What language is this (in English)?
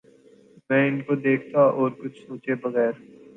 Urdu